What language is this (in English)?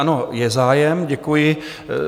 Czech